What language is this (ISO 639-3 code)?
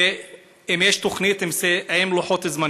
heb